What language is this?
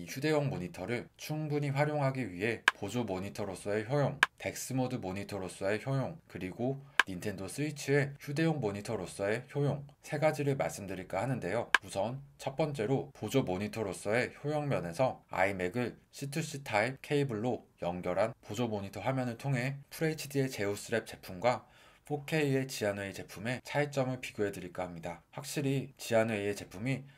Korean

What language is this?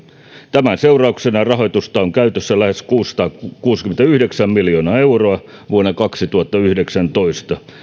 Finnish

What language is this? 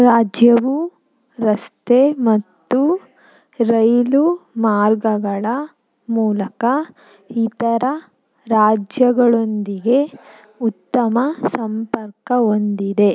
Kannada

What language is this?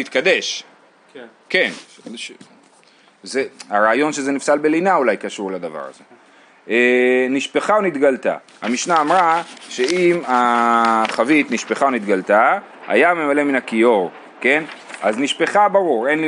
Hebrew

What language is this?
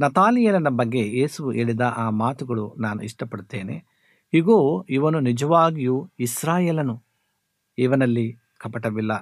Kannada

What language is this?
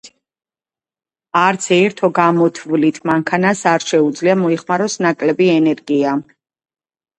Georgian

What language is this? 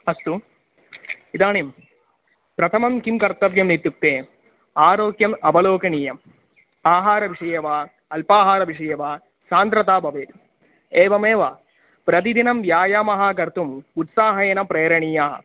Sanskrit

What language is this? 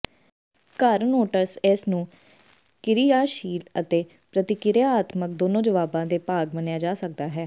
Punjabi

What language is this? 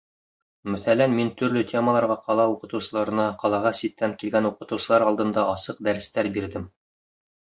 Bashkir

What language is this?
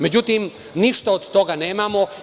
Serbian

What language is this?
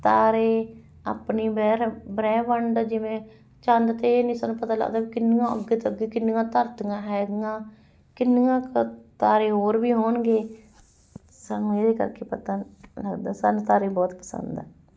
Punjabi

